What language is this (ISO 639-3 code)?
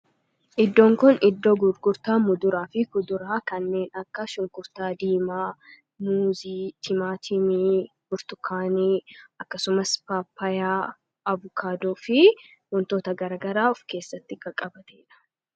orm